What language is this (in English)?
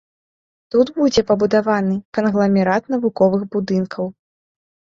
Belarusian